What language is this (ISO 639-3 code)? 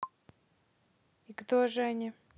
rus